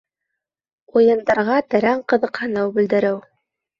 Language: Bashkir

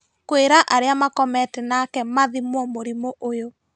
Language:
Kikuyu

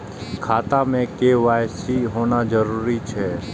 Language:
Maithili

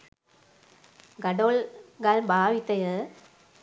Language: Sinhala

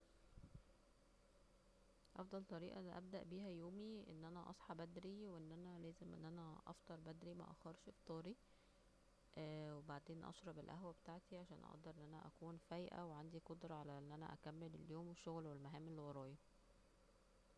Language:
Egyptian Arabic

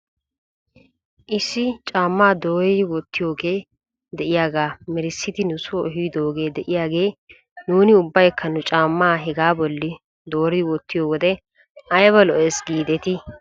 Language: Wolaytta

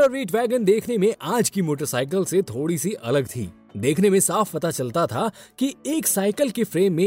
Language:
Hindi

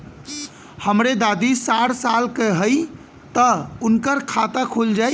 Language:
Bhojpuri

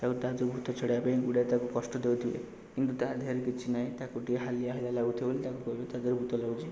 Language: Odia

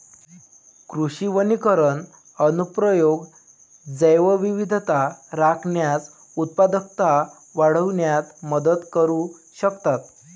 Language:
Marathi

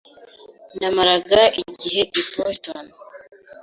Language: Kinyarwanda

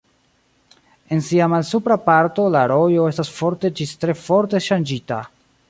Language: Esperanto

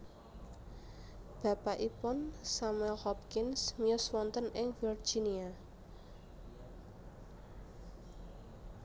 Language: Javanese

